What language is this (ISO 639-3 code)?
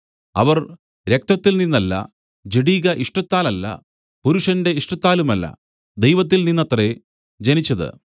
mal